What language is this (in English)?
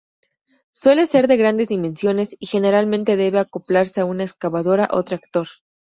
Spanish